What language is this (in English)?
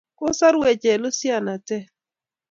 Kalenjin